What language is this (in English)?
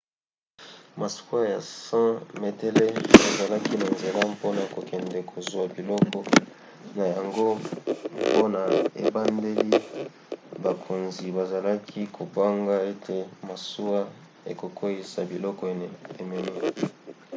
Lingala